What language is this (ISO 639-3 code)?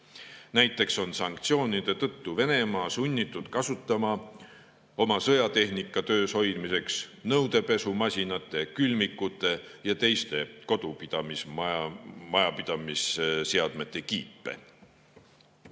est